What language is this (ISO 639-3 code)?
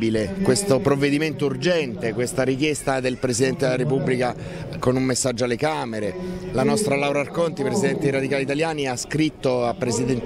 ita